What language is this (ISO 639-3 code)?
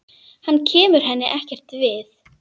isl